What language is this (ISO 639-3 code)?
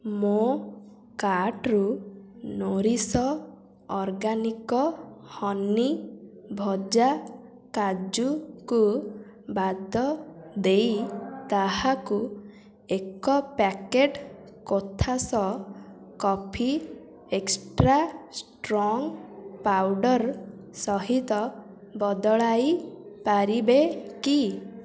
ori